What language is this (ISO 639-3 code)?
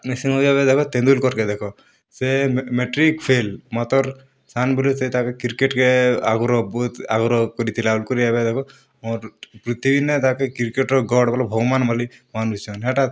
ori